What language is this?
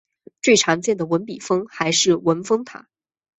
Chinese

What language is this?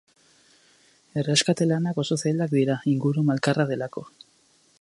Basque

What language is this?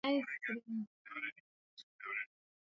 Swahili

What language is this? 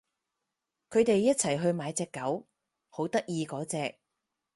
Cantonese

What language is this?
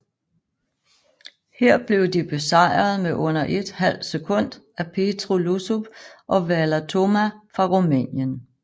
Danish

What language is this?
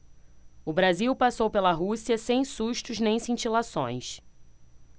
Portuguese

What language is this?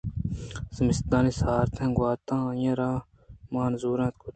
Eastern Balochi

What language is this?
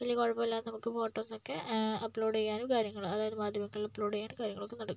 Malayalam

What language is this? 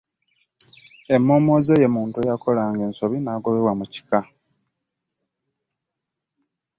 Ganda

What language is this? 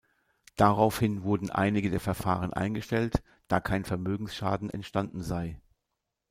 German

